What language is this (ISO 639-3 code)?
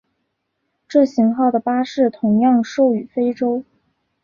zho